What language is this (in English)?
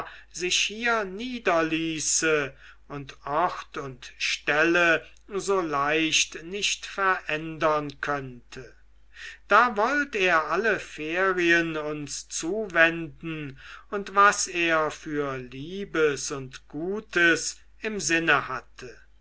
German